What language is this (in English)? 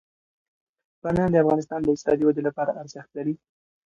Pashto